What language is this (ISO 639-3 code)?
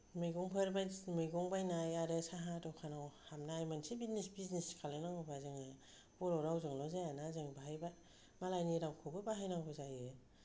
brx